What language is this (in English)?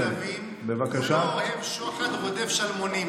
Hebrew